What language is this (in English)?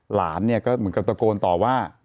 Thai